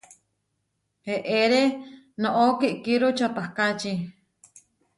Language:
Huarijio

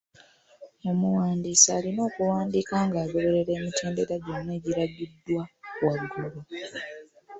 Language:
Ganda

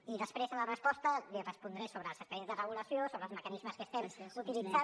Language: Catalan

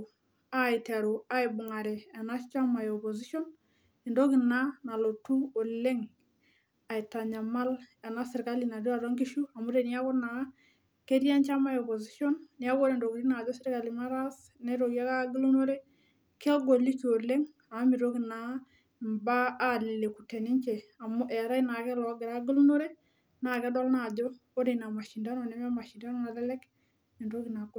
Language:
Masai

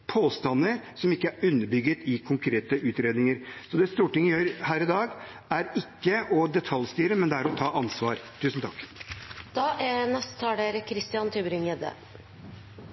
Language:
Norwegian Bokmål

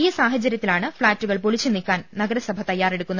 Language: Malayalam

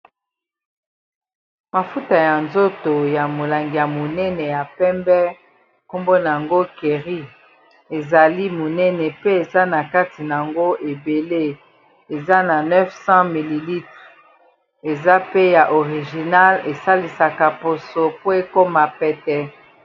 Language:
Lingala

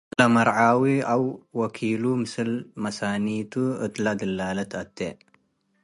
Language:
Tigre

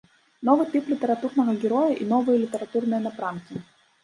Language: Belarusian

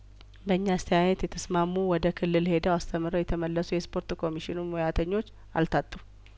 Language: Amharic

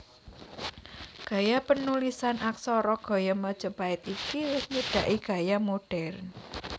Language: Javanese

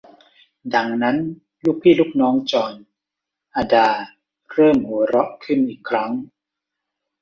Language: Thai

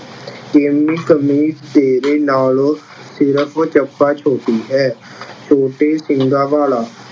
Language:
Punjabi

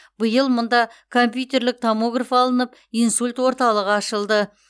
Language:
Kazakh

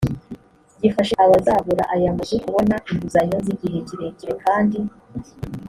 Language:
Kinyarwanda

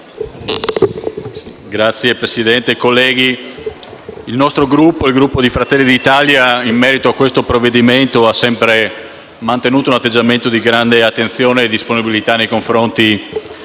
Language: Italian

